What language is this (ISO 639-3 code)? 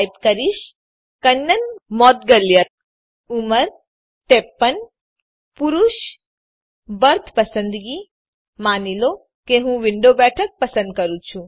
guj